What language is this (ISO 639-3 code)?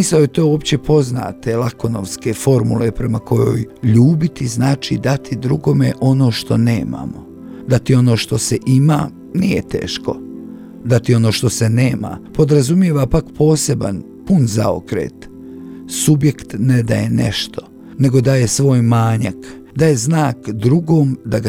hrv